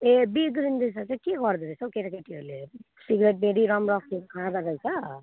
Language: Nepali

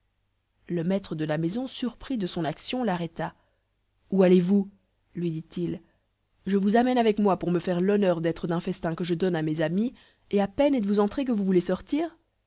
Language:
French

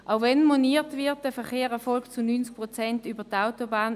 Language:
Swiss German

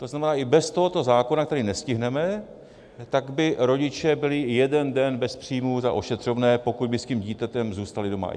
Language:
Czech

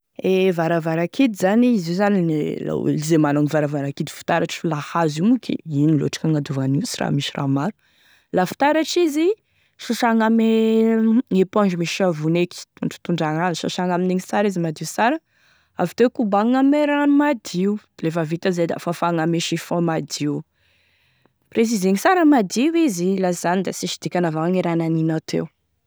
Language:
Tesaka Malagasy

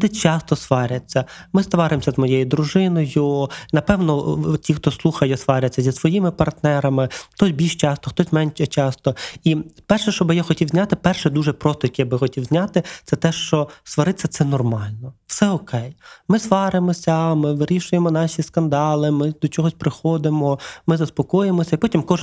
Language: Ukrainian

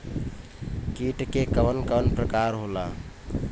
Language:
Bhojpuri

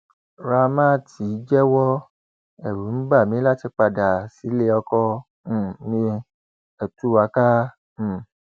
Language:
Yoruba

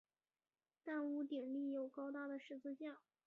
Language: Chinese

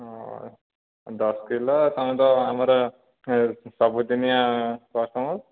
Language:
Odia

